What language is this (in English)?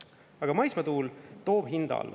Estonian